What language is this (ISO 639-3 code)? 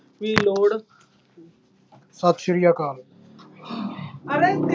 pan